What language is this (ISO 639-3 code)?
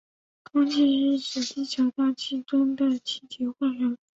zho